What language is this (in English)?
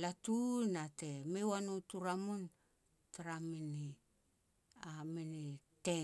Petats